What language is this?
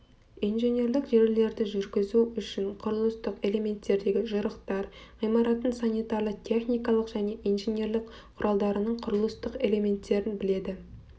Kazakh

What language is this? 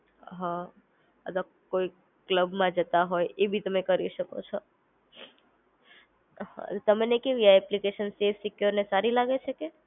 Gujarati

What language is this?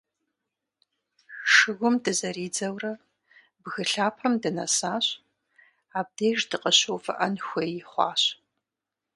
Kabardian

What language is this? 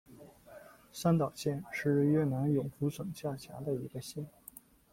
Chinese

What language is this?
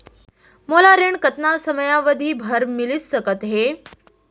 Chhattisgarhi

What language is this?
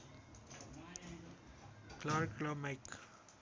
Nepali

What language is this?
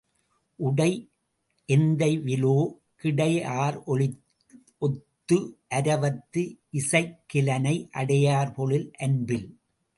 Tamil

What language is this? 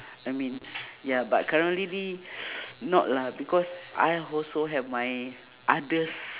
English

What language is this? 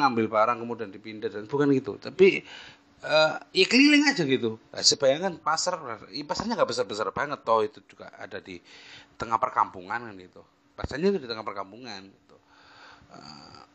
Indonesian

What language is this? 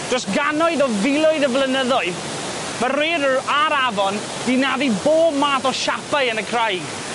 Welsh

